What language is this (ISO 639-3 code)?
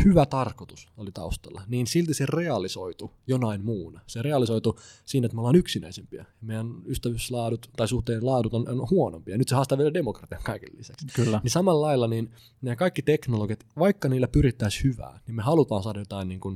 fin